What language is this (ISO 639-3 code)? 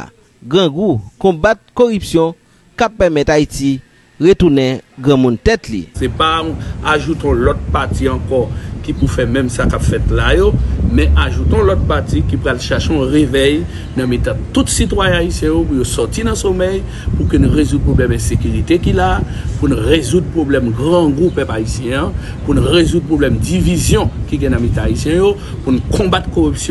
fra